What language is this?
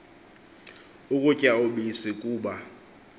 Xhosa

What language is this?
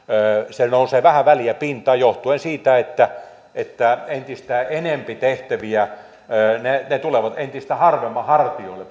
Finnish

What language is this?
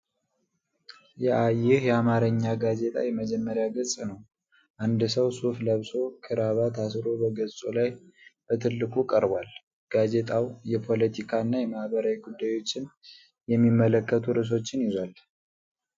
Amharic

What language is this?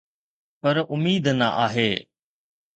Sindhi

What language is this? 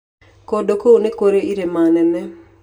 Kikuyu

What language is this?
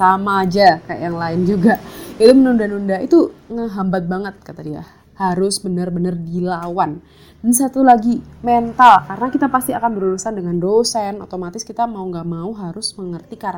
Indonesian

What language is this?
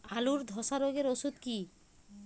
Bangla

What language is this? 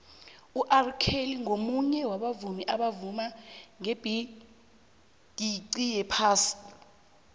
South Ndebele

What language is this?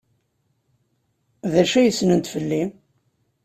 Kabyle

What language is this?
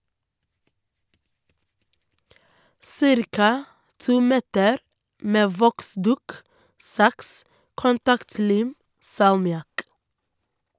Norwegian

